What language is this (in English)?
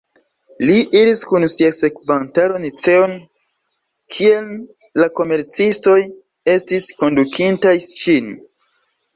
Esperanto